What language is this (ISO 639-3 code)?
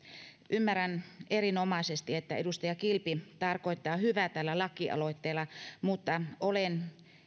fin